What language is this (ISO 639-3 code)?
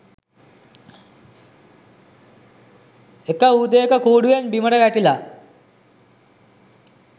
sin